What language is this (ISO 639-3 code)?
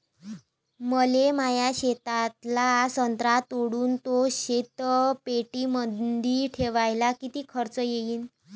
mar